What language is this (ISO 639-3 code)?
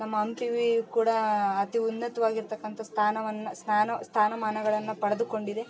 kan